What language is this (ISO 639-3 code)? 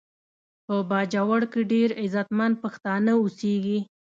pus